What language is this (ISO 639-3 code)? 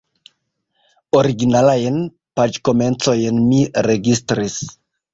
epo